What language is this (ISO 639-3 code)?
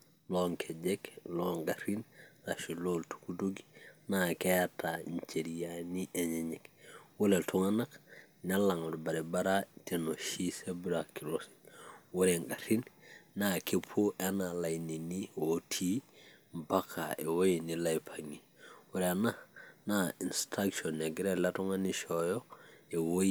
mas